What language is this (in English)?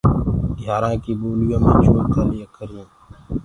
Gurgula